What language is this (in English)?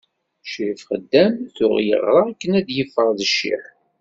Kabyle